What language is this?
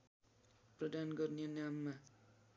Nepali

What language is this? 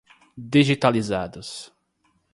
Portuguese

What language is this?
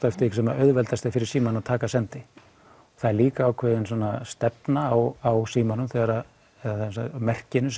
Icelandic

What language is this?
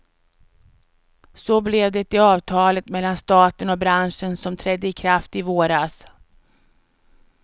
Swedish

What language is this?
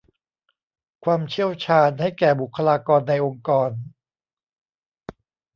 Thai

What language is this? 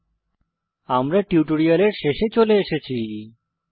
Bangla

